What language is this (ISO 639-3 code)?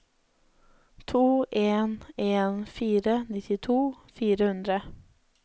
nor